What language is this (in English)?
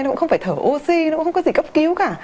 Vietnamese